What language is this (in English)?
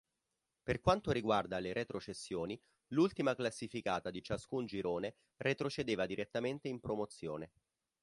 Italian